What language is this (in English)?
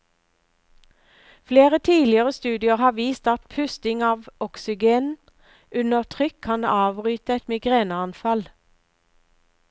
Norwegian